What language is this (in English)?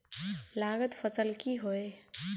Magahi